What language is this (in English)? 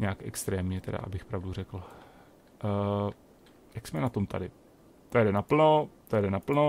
Czech